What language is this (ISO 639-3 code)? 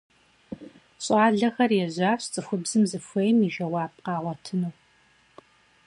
kbd